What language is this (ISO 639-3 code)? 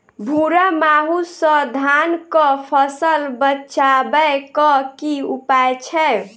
mai